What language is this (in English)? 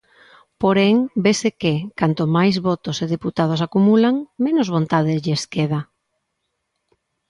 Galician